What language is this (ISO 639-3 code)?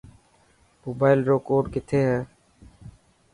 mki